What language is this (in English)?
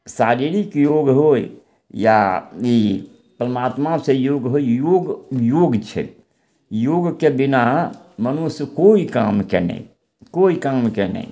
Maithili